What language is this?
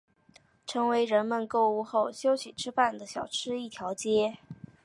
Chinese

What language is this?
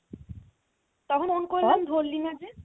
Bangla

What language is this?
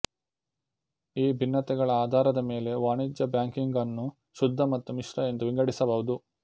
Kannada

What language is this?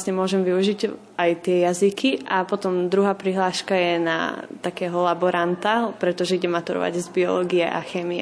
Slovak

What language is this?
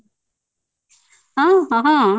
Odia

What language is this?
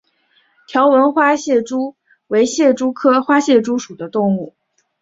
Chinese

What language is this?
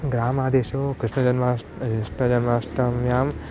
Sanskrit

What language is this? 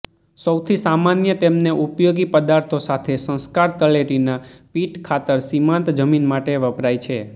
Gujarati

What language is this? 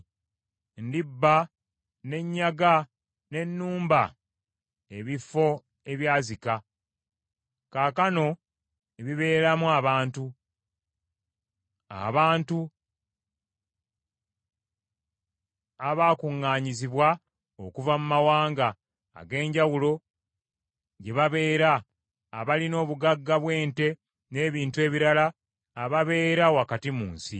Ganda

